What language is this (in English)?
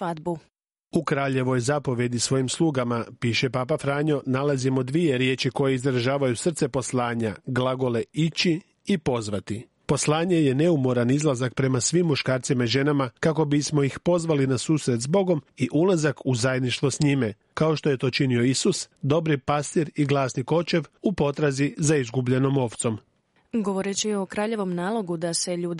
Croatian